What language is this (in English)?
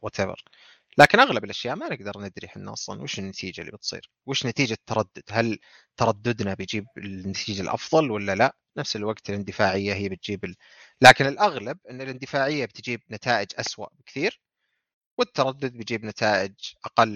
Arabic